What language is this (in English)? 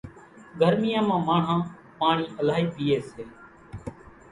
Kachi Koli